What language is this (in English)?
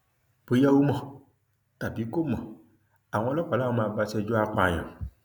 Yoruba